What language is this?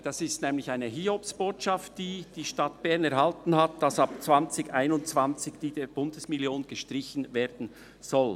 Swiss German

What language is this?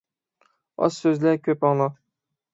Uyghur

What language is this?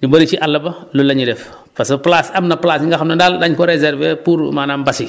Wolof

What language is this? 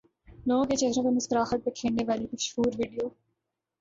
Urdu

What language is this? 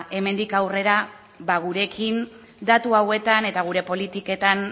Basque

